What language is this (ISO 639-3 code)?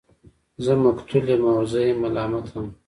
pus